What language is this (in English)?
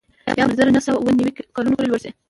Pashto